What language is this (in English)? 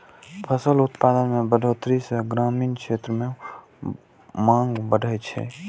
Maithili